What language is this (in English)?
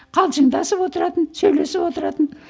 Kazakh